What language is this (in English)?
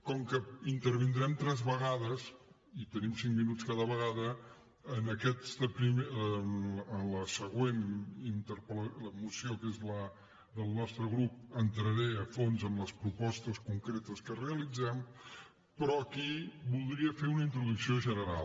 Catalan